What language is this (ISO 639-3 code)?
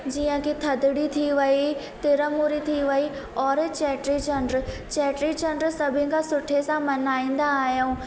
snd